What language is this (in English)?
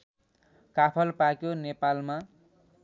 Nepali